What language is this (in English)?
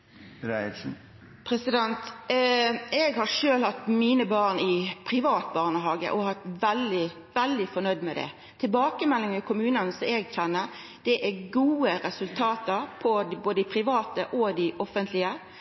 Norwegian Nynorsk